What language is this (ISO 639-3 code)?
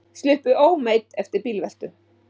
isl